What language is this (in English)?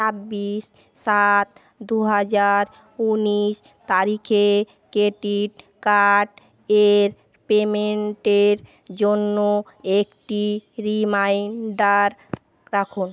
Bangla